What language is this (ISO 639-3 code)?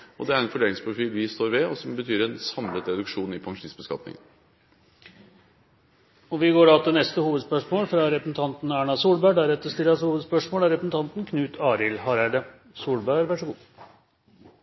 nor